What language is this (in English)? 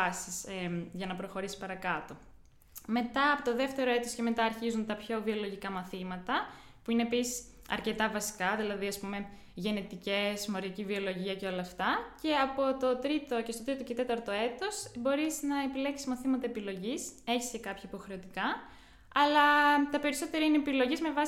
Greek